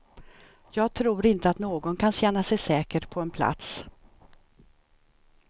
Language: Swedish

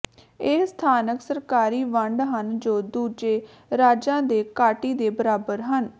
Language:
Punjabi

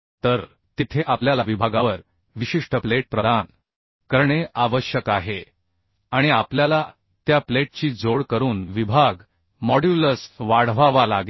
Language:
Marathi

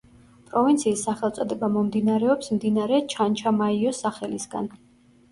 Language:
Georgian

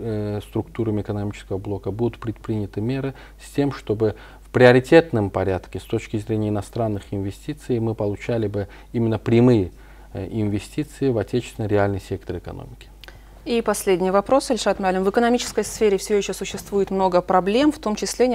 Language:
Russian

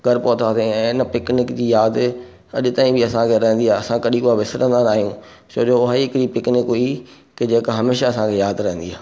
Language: Sindhi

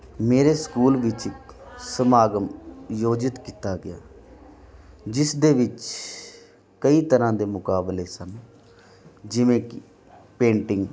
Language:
Punjabi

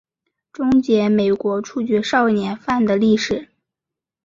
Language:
Chinese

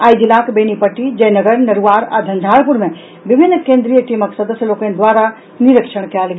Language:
Maithili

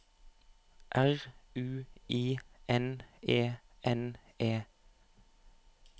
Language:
Norwegian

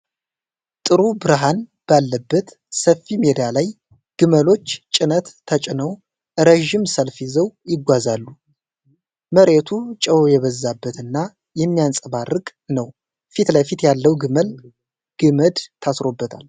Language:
Amharic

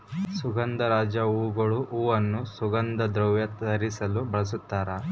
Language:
Kannada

